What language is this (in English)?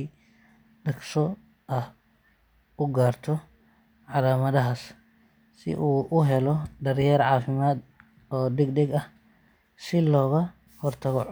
Somali